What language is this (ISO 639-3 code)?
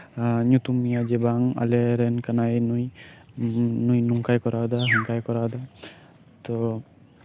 sat